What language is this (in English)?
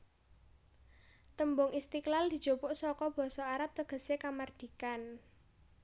Javanese